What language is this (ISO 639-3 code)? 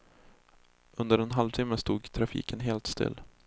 swe